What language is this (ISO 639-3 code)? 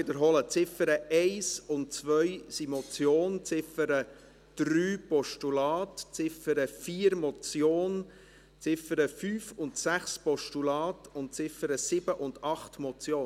gsw